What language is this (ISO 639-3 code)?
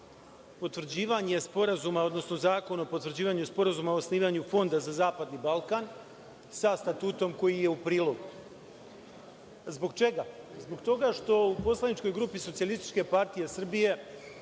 srp